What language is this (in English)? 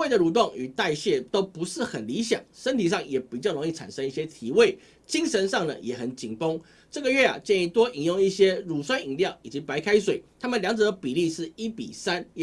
Chinese